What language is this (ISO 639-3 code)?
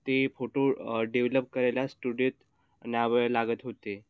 mar